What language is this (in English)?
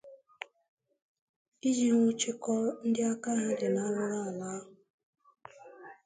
Igbo